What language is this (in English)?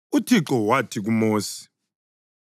North Ndebele